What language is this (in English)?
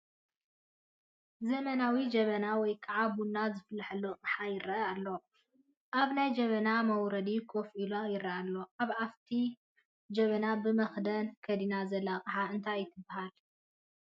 Tigrinya